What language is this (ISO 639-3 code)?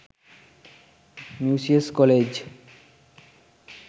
sin